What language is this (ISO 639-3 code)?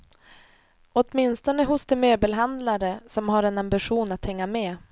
swe